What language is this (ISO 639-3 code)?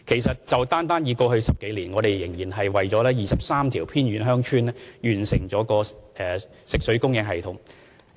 yue